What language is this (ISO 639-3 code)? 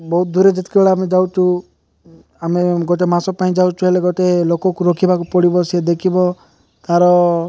ori